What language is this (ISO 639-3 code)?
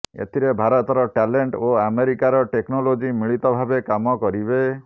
ori